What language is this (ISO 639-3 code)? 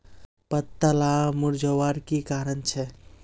mag